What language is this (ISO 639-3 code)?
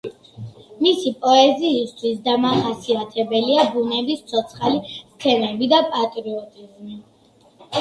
kat